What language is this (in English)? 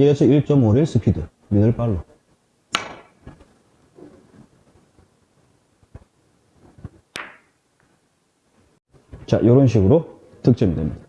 Korean